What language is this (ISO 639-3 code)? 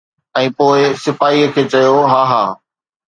snd